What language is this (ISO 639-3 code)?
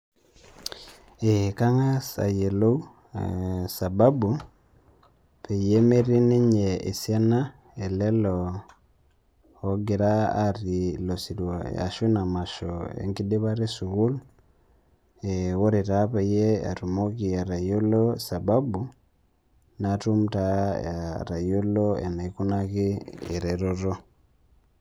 mas